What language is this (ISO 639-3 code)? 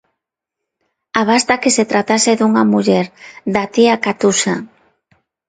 glg